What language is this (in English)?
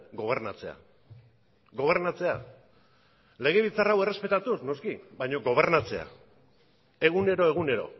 Basque